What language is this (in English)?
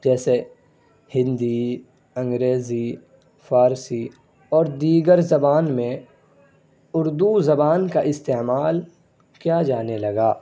Urdu